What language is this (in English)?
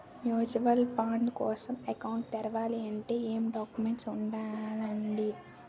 Telugu